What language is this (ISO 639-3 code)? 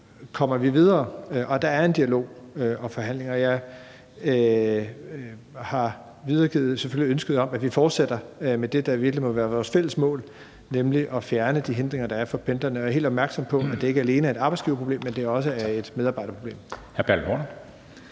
dan